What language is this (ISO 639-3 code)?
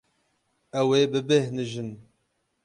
kur